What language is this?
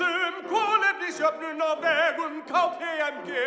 Icelandic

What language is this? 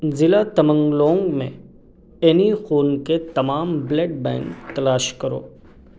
Urdu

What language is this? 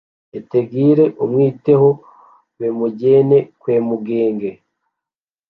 Kinyarwanda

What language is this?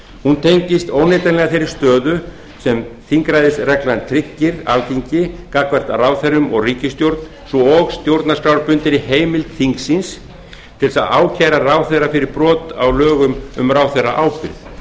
Icelandic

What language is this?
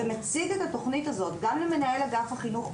Hebrew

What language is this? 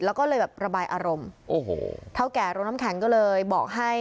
Thai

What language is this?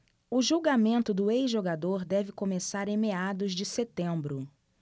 Portuguese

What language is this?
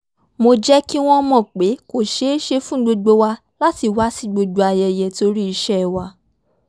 Yoruba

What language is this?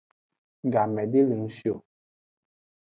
Aja (Benin)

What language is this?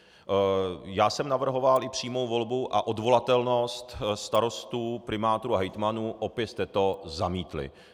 Czech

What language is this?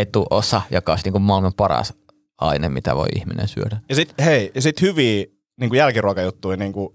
Finnish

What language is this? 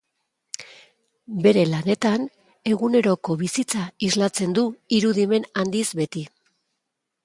Basque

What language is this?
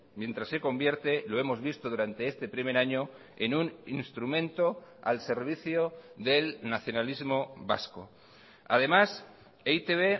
Spanish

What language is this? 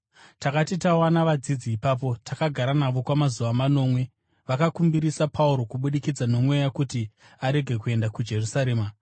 Shona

